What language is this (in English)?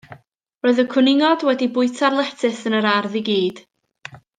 Welsh